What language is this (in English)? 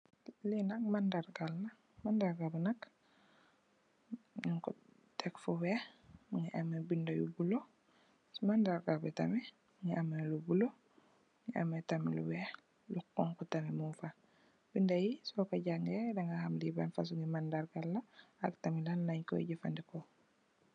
Wolof